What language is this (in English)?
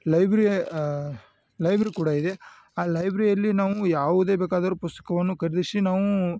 Kannada